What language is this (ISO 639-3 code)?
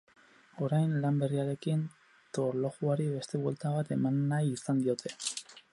eus